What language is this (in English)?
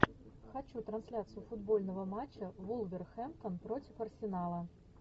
Russian